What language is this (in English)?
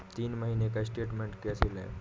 Hindi